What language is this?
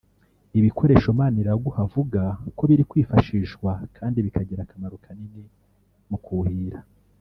Kinyarwanda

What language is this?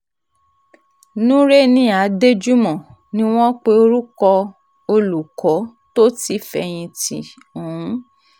Yoruba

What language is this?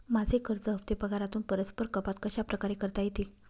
Marathi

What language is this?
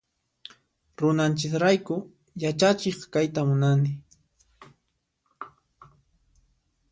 Puno Quechua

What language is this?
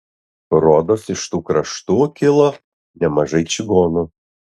Lithuanian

